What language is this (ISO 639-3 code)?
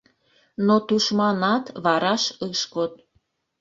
chm